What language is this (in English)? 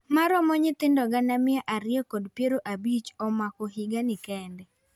Luo (Kenya and Tanzania)